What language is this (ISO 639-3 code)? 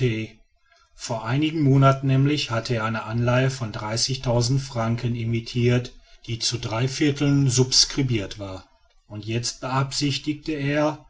deu